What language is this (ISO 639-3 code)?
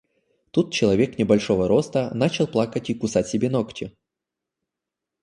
rus